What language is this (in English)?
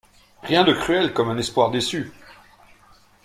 French